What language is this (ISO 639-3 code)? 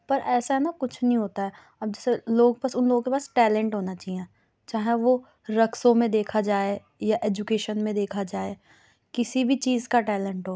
urd